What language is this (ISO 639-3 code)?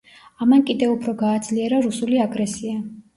kat